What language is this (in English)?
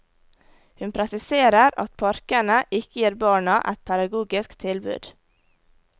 Norwegian